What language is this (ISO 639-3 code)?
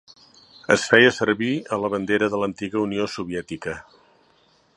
cat